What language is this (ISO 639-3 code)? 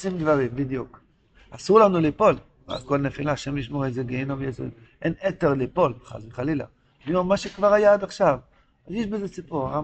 heb